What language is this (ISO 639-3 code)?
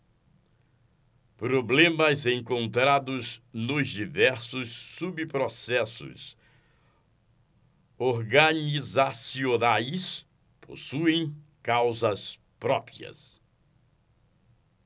por